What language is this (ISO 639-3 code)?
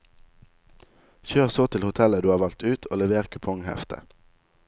nor